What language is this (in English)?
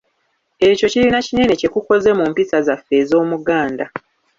Ganda